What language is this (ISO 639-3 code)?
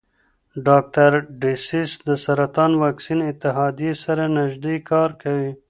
pus